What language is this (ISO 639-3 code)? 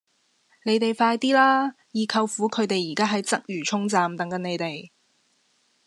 yue